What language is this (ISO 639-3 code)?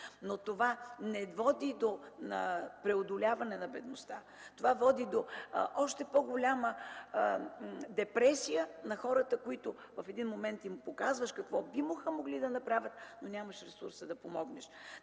bul